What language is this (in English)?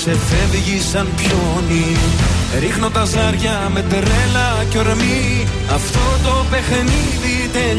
Greek